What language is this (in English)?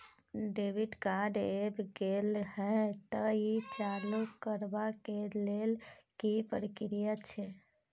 Maithili